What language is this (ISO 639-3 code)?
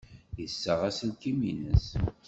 kab